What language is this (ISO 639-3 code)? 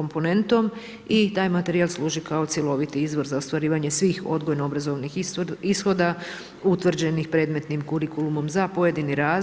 hrv